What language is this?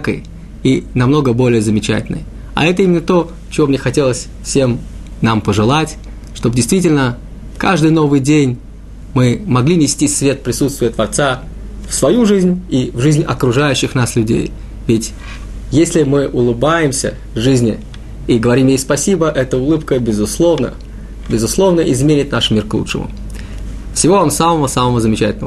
Russian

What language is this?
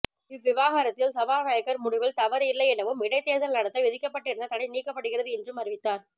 Tamil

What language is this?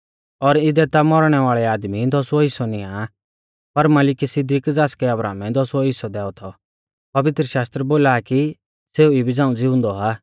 Mahasu Pahari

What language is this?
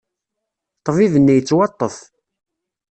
Kabyle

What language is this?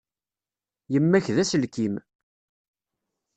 Kabyle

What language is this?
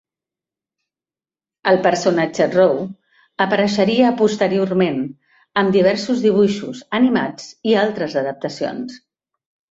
Catalan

